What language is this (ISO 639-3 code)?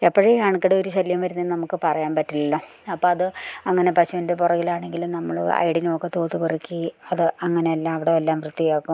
mal